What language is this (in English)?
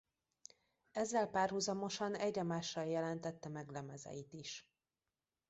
Hungarian